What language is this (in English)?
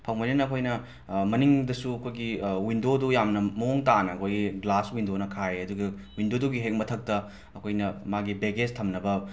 Manipuri